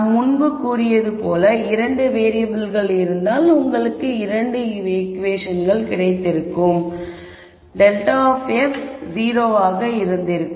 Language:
Tamil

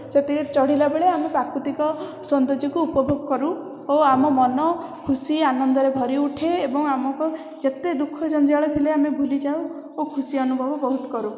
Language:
Odia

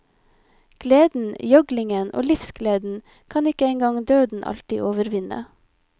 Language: Norwegian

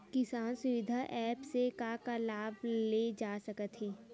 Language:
Chhattisgarhi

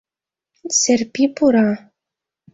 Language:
Mari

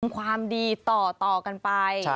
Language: Thai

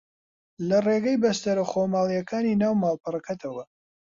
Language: Central Kurdish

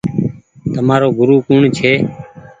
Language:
Goaria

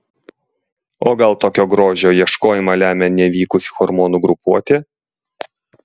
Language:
Lithuanian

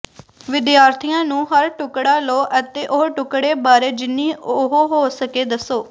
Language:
Punjabi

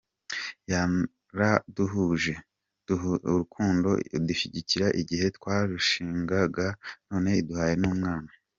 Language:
Kinyarwanda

